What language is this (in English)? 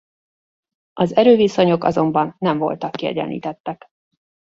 Hungarian